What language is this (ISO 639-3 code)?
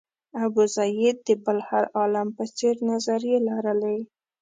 pus